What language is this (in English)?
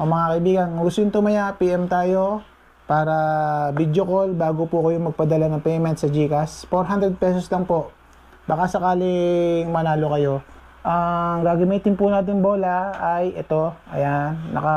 Filipino